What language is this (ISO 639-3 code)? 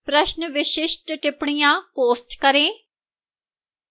hin